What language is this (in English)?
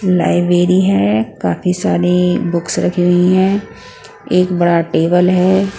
Hindi